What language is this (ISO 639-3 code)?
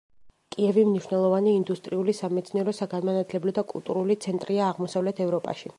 kat